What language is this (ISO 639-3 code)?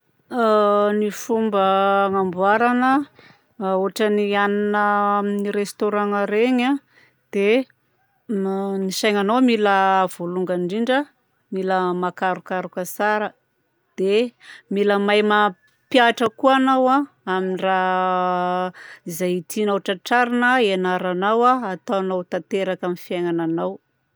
bzc